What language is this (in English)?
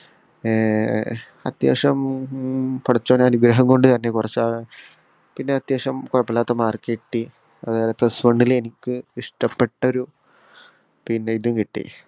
Malayalam